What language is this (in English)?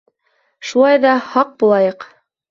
Bashkir